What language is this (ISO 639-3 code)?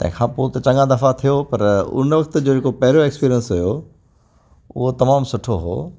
snd